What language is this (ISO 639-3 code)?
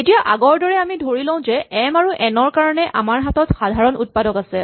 asm